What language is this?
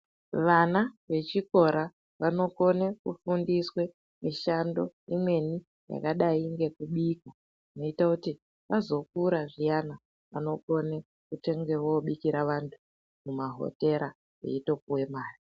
Ndau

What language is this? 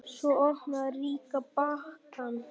Icelandic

